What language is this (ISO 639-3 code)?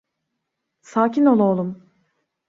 tur